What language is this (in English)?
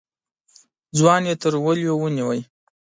Pashto